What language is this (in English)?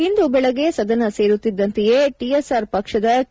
Kannada